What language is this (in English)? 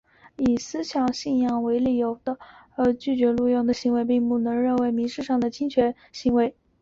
Chinese